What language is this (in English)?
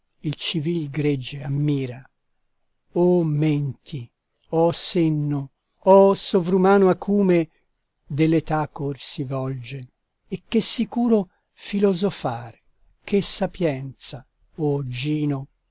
Italian